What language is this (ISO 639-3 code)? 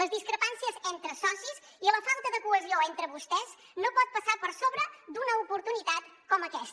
cat